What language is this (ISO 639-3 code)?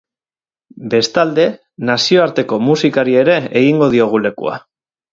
eus